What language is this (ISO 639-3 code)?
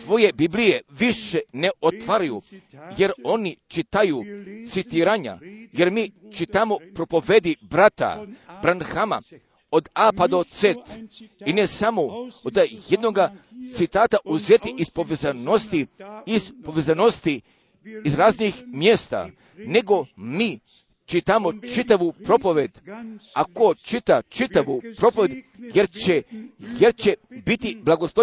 hrv